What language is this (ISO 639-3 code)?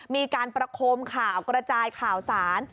tha